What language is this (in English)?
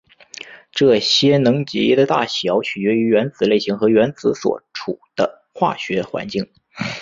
Chinese